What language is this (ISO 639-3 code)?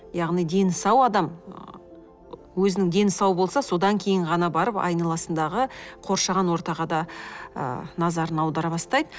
kaz